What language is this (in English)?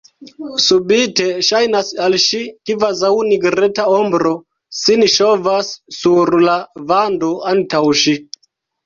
Esperanto